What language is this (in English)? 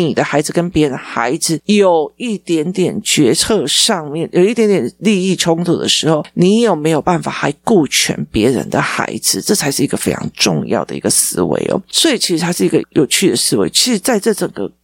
Chinese